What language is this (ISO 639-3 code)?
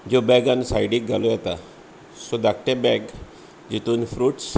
kok